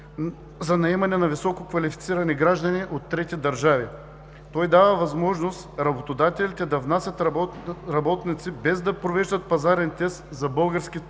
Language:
Bulgarian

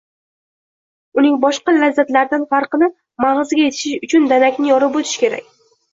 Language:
Uzbek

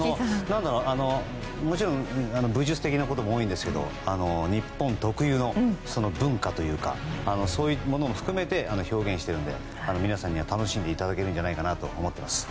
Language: Japanese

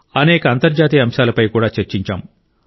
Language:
Telugu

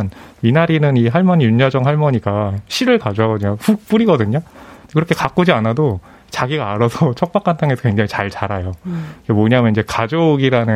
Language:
Korean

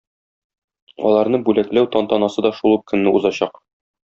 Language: Tatar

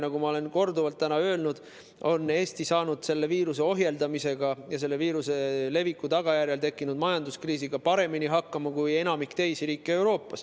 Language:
Estonian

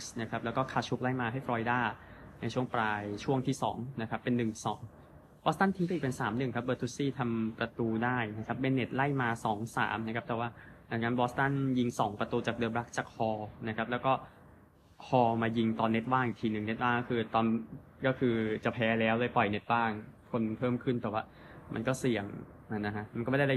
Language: Thai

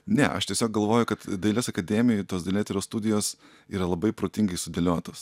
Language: Lithuanian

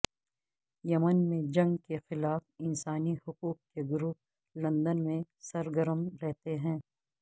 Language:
Urdu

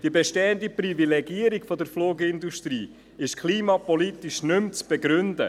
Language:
Swiss German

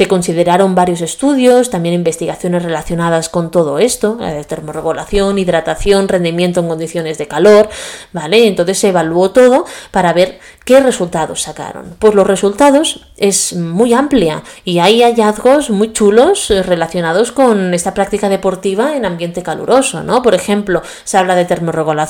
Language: Spanish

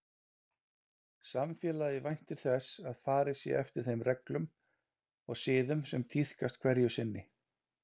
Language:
Icelandic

